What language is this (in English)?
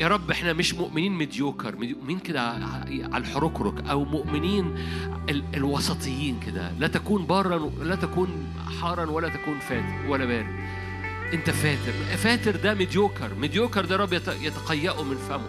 Arabic